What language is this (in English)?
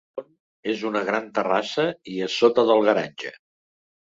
Catalan